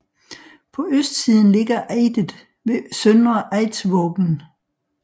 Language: Danish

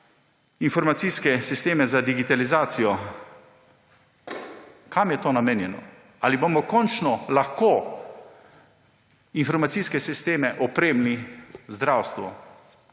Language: Slovenian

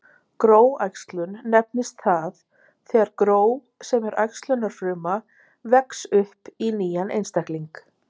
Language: Icelandic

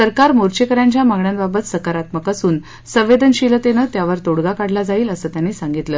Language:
Marathi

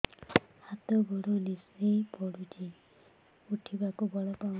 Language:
Odia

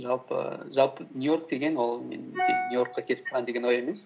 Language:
Kazakh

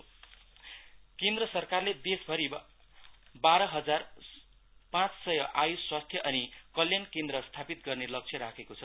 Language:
Nepali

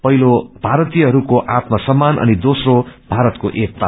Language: Nepali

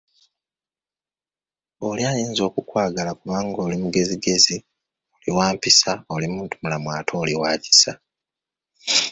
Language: Ganda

